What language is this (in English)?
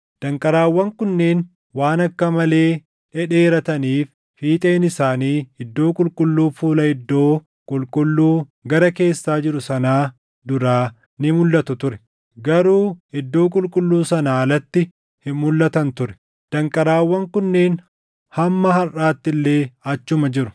Oromo